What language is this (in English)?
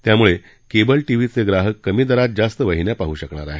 Marathi